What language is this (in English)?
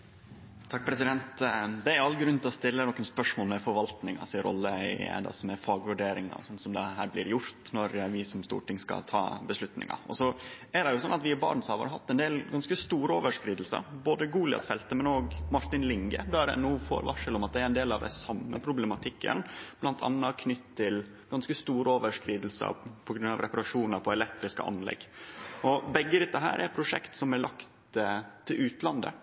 Norwegian Nynorsk